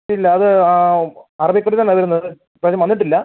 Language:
Malayalam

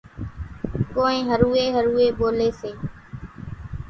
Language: Kachi Koli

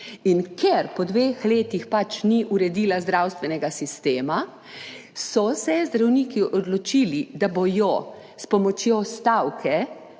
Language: Slovenian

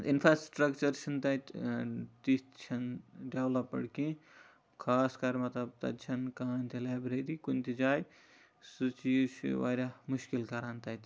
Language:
Kashmiri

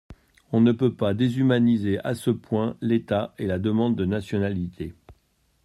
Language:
French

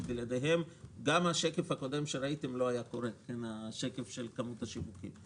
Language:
Hebrew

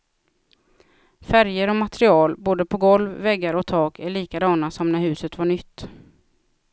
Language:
Swedish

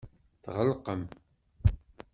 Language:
Kabyle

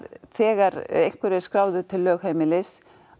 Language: Icelandic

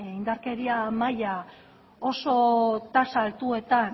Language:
Basque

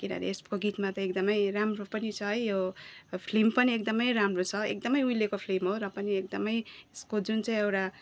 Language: Nepali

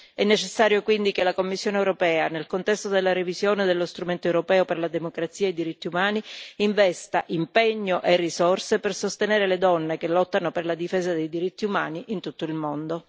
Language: Italian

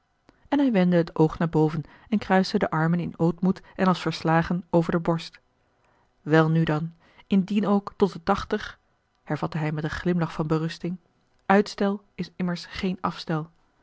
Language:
Dutch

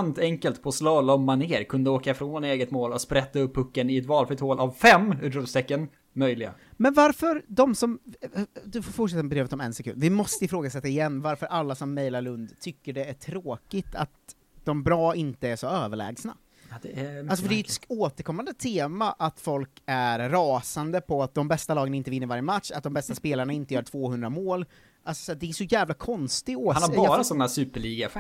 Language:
Swedish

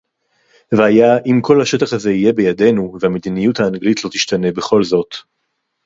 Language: Hebrew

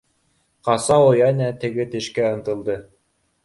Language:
Bashkir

